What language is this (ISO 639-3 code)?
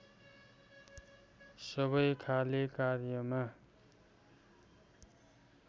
nep